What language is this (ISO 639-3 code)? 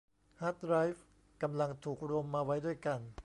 tha